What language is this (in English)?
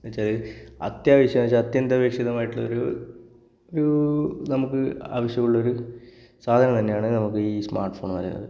Malayalam